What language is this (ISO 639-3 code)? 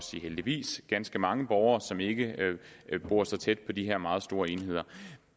dan